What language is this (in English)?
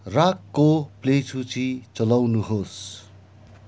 Nepali